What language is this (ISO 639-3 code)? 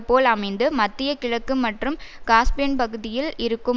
tam